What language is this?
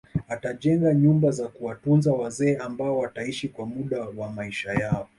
Swahili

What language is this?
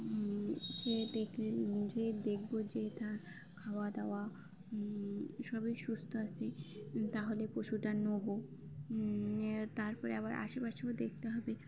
Bangla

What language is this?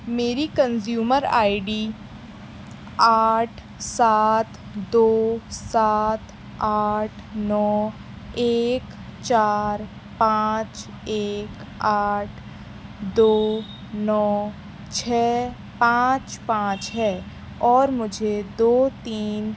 Urdu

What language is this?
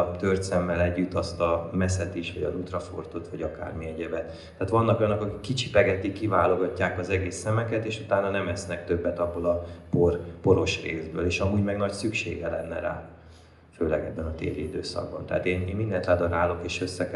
Hungarian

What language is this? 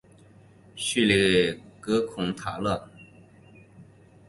Chinese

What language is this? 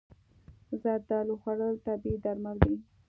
Pashto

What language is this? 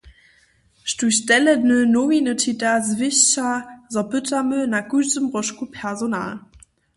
Upper Sorbian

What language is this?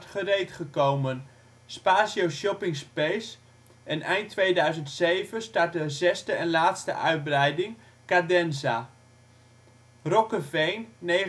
Dutch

